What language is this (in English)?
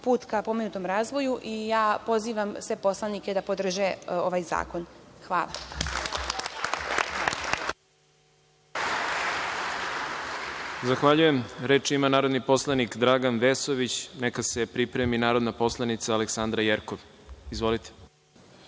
Serbian